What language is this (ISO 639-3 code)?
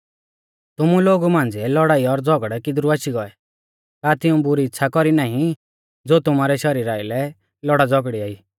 bfz